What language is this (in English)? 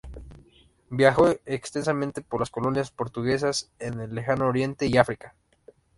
Spanish